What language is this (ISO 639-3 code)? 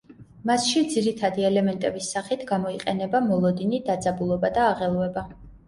kat